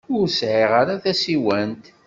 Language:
Kabyle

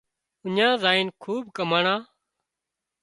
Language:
Wadiyara Koli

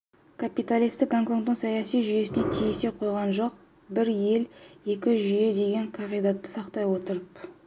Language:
Kazakh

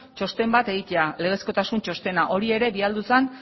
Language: Basque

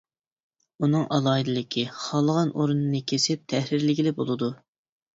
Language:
Uyghur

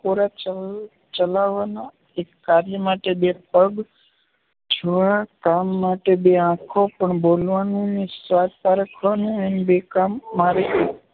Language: Gujarati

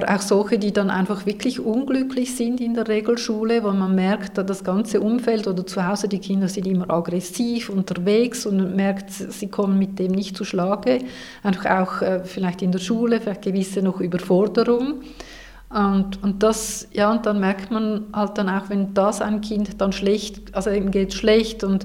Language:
German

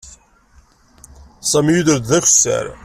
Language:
Kabyle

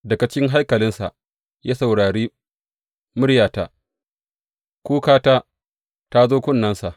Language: Hausa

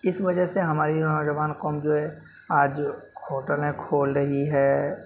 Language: Urdu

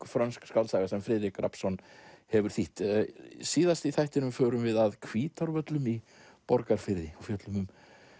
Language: Icelandic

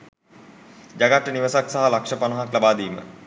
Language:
Sinhala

